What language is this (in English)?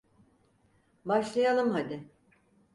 Turkish